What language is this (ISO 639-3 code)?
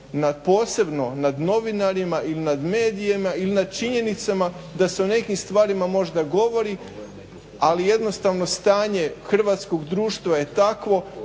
hrv